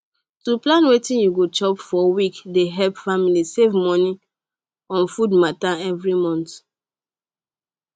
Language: Nigerian Pidgin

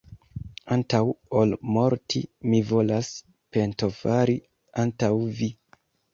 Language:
Esperanto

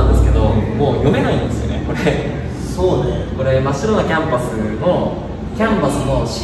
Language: Japanese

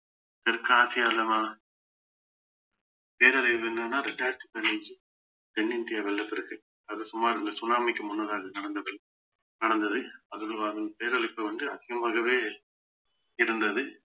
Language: Tamil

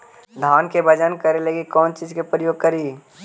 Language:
Magahi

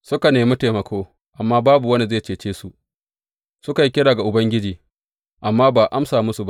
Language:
Hausa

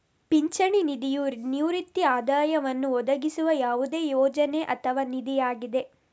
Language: Kannada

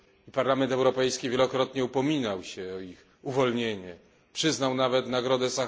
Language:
Polish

